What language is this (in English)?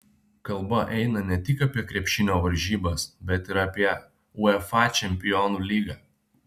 Lithuanian